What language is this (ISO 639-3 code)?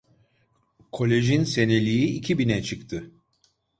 tur